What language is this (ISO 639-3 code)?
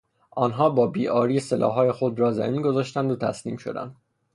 fas